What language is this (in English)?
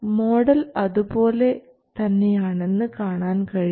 Malayalam